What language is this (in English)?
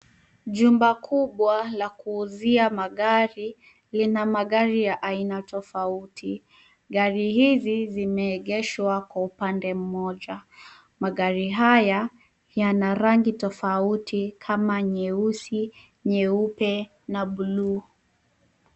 Swahili